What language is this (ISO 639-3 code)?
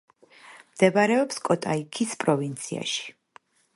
kat